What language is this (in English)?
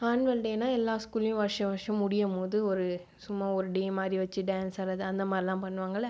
Tamil